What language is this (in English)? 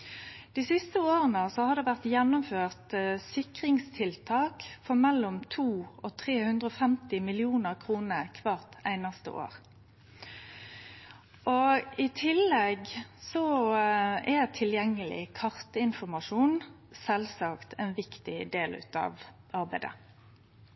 Norwegian Nynorsk